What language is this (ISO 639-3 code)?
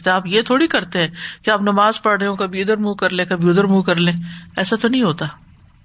urd